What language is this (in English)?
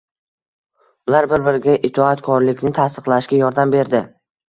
Uzbek